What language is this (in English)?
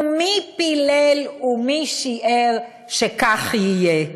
Hebrew